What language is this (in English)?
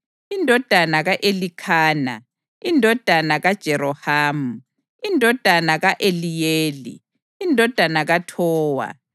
North Ndebele